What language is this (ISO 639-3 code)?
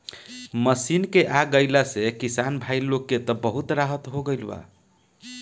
bho